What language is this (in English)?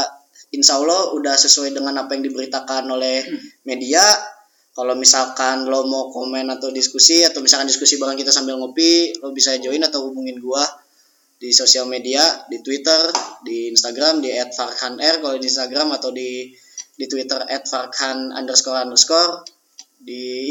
Indonesian